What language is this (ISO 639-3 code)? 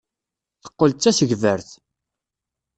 kab